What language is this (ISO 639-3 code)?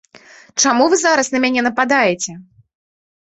bel